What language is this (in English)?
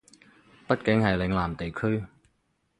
Cantonese